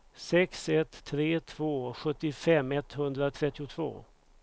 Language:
Swedish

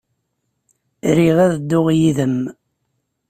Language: Kabyle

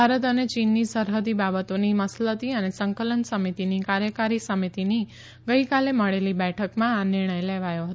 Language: Gujarati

